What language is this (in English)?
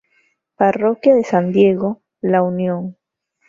Spanish